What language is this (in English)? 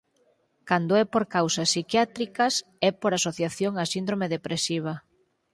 Galician